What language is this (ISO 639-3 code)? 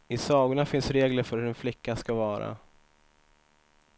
swe